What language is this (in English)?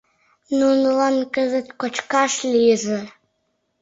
Mari